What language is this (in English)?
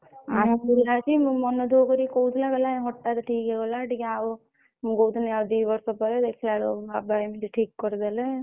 Odia